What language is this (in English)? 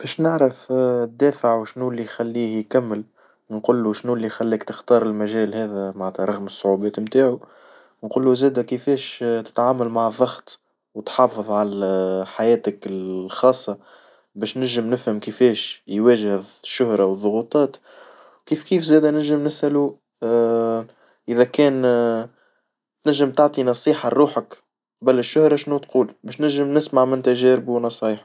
Tunisian Arabic